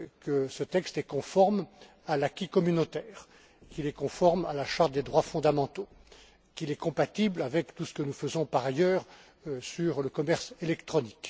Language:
French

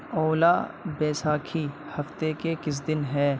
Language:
Urdu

